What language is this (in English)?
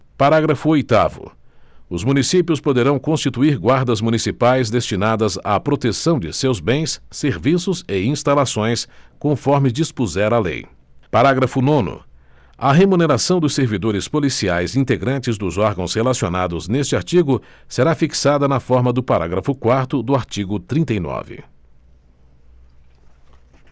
Portuguese